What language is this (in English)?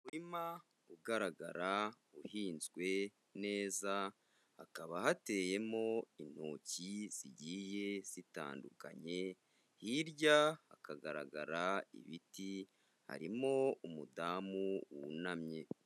Kinyarwanda